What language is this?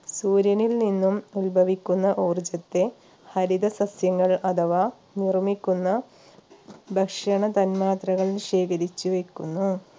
Malayalam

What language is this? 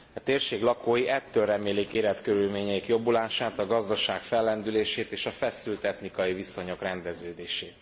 Hungarian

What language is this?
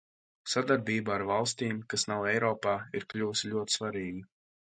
Latvian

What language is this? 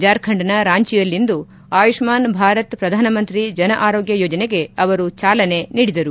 Kannada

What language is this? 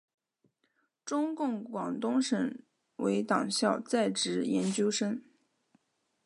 Chinese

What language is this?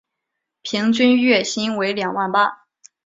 Chinese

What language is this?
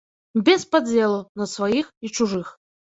Belarusian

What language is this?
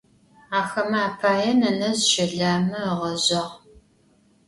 Adyghe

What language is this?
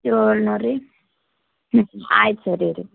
Kannada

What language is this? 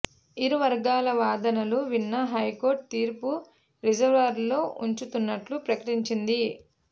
Telugu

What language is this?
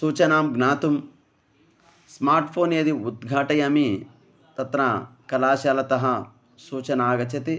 Sanskrit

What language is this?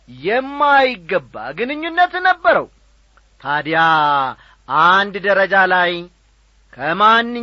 Amharic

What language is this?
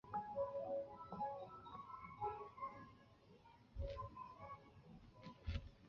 Chinese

